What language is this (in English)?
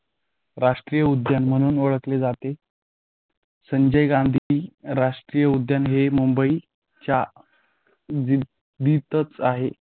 Marathi